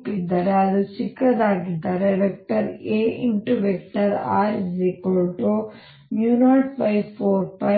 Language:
Kannada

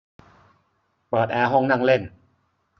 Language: Thai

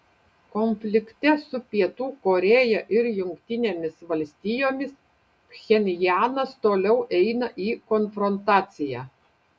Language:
Lithuanian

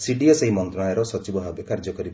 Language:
Odia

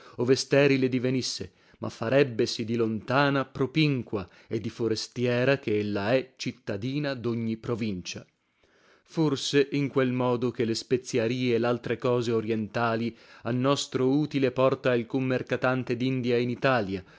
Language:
Italian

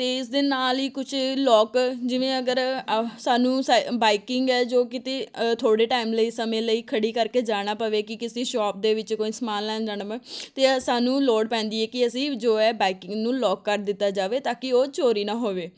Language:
Punjabi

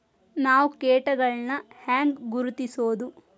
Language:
Kannada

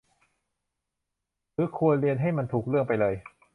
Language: Thai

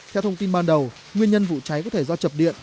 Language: Vietnamese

